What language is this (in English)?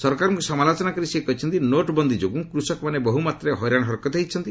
Odia